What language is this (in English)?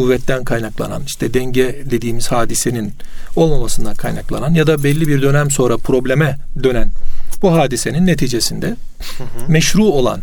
Turkish